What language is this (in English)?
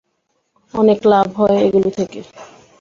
Bangla